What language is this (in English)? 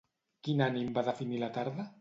Catalan